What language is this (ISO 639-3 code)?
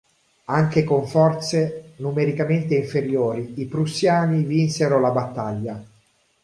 ita